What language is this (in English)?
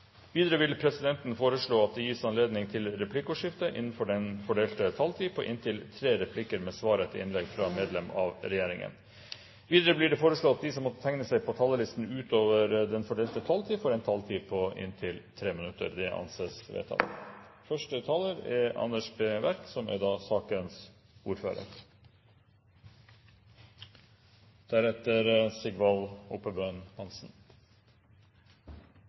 Norwegian Bokmål